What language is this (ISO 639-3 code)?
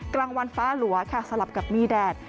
tha